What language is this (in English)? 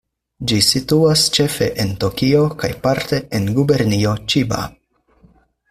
Esperanto